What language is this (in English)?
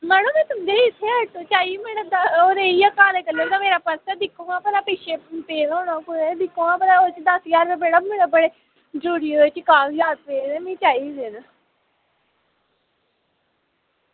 Dogri